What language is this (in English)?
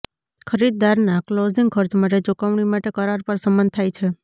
Gujarati